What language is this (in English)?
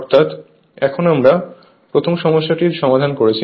Bangla